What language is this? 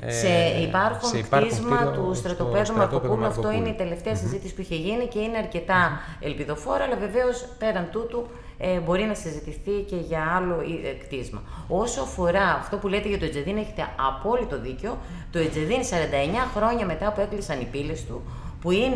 Greek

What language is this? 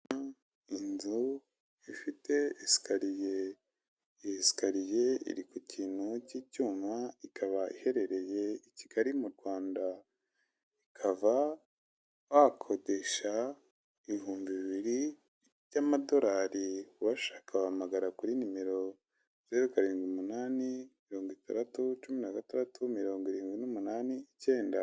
Kinyarwanda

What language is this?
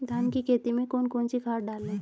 Hindi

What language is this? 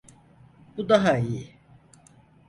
Turkish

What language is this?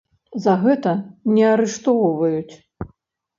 Belarusian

